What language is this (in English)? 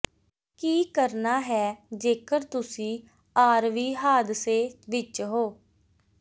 Punjabi